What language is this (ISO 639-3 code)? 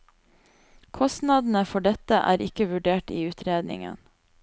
nor